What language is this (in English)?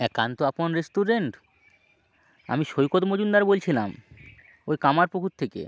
Bangla